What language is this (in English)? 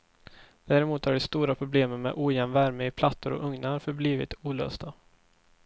Swedish